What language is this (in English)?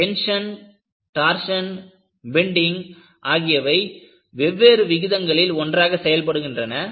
Tamil